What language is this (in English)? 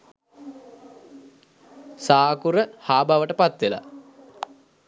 Sinhala